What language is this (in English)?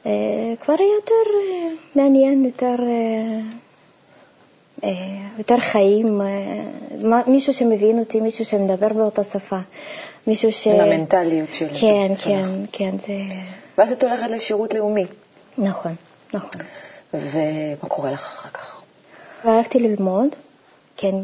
Hebrew